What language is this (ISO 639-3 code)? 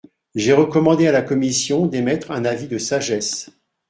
fra